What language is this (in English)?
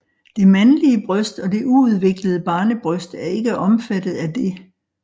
Danish